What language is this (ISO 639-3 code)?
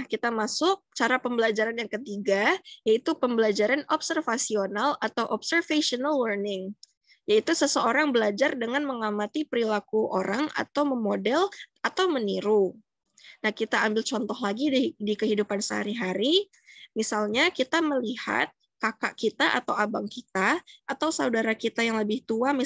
ind